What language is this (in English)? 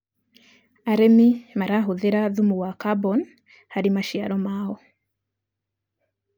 Kikuyu